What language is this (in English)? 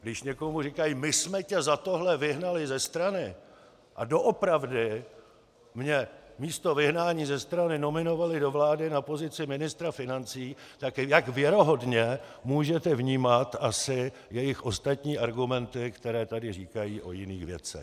Czech